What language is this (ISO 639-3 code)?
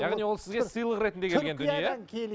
kaz